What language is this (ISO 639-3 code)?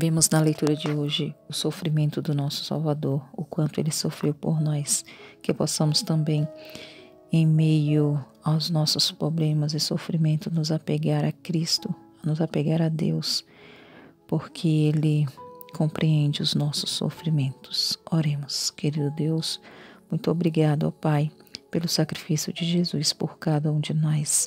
por